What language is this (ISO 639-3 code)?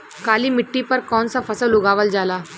bho